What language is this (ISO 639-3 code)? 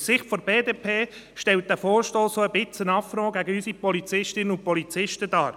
gsw